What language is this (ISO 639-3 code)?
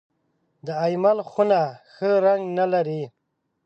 pus